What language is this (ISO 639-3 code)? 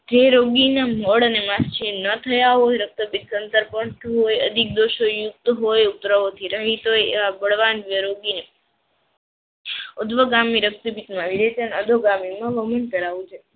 guj